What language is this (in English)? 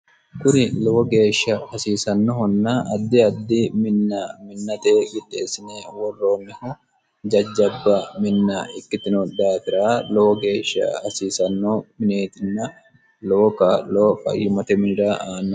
Sidamo